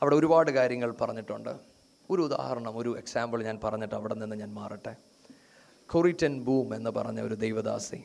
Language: Malayalam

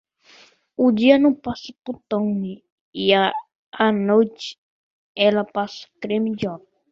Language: Portuguese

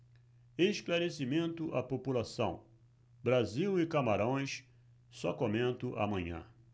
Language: Portuguese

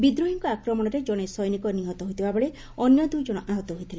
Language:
Odia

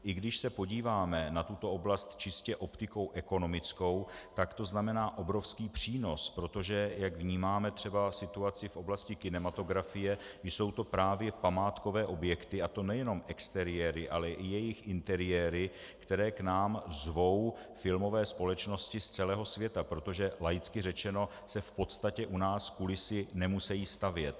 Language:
Czech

